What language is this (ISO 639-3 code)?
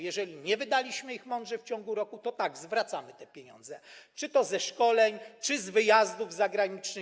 pol